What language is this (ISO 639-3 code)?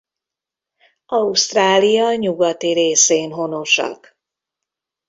hun